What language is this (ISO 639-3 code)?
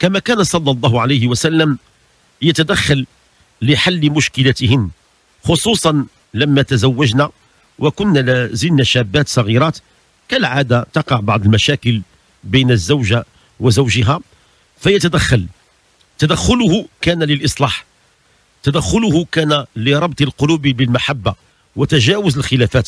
ara